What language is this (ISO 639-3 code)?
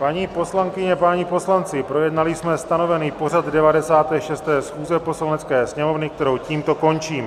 ces